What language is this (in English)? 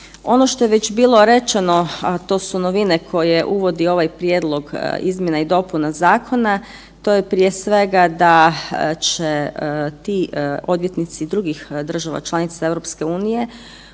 Croatian